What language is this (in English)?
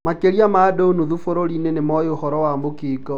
Kikuyu